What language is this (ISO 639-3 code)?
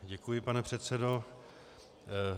ces